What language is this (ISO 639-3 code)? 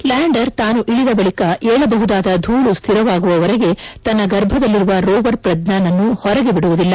kan